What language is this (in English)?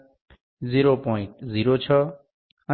Gujarati